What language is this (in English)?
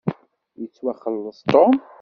Kabyle